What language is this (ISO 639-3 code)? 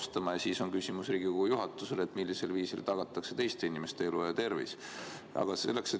est